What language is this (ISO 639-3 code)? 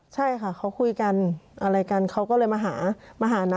tha